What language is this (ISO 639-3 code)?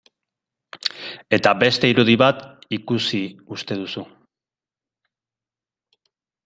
eus